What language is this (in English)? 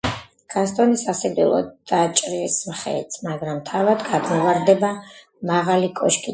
Georgian